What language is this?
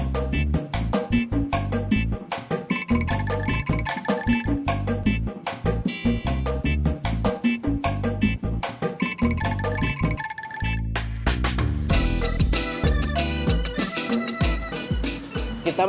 Indonesian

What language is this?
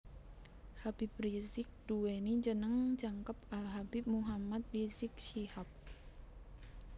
Javanese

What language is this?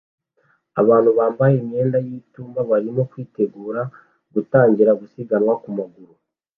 Kinyarwanda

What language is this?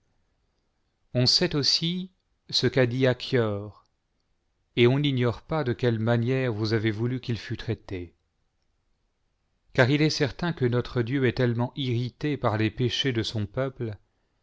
French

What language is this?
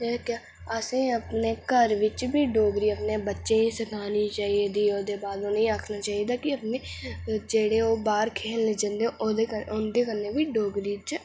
Dogri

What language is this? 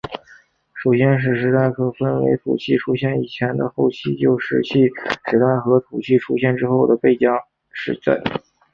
Chinese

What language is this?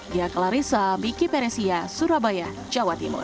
Indonesian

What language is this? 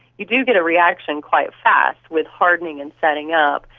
English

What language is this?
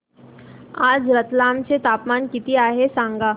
Marathi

